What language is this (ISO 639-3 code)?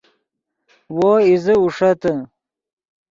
ydg